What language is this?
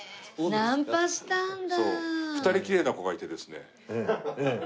Japanese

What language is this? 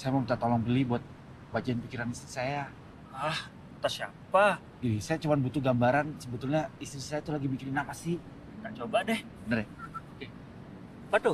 Indonesian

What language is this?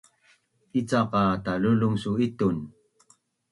Bunun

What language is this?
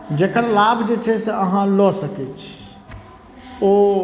Maithili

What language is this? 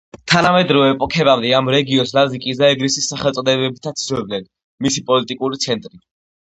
Georgian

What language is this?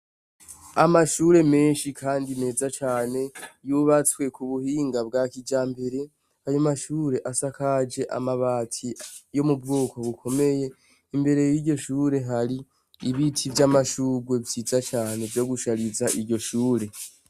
Rundi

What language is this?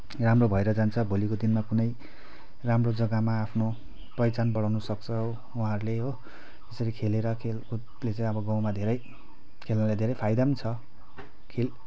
Nepali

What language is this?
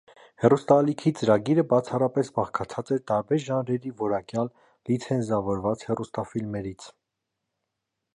Armenian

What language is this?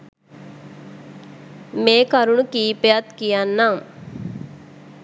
Sinhala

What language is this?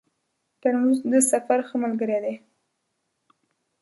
Pashto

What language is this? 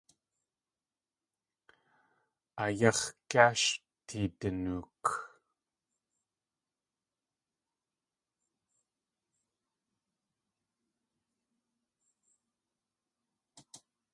Tlingit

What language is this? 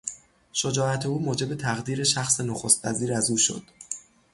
Persian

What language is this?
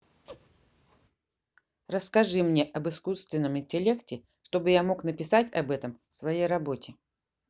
Russian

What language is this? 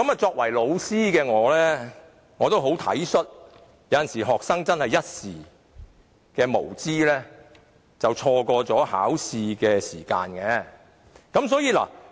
Cantonese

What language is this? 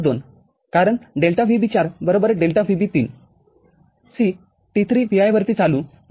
Marathi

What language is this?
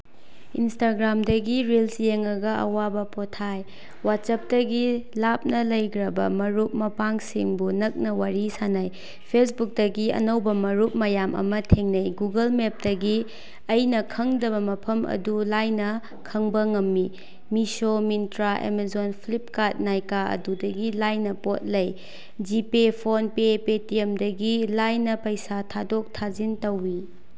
Manipuri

